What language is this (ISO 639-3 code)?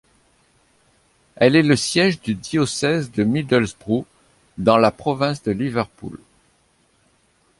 fra